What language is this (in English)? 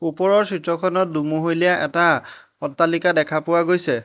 Assamese